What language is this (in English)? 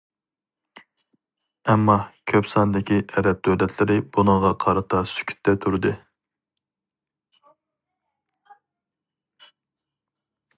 Uyghur